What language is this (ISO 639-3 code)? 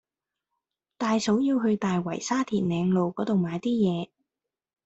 yue